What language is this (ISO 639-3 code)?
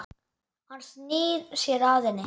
isl